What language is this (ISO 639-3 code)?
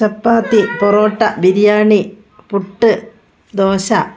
mal